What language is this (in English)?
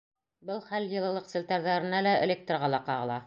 Bashkir